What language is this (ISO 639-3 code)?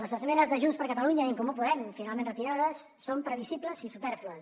cat